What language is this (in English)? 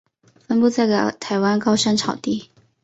Chinese